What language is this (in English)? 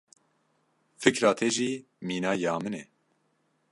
Kurdish